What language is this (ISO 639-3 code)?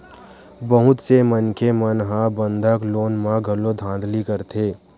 hne